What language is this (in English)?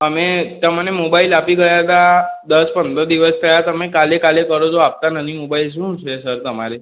Gujarati